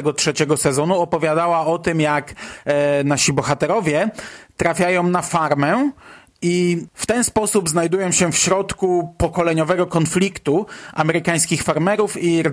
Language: Polish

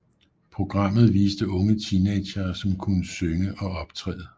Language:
Danish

